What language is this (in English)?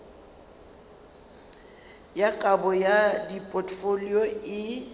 Northern Sotho